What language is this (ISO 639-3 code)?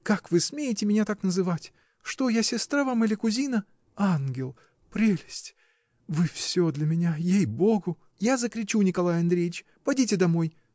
rus